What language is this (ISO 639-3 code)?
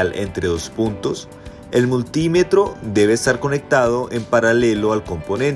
spa